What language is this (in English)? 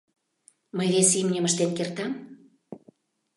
Mari